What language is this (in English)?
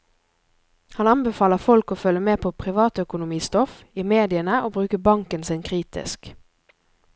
Norwegian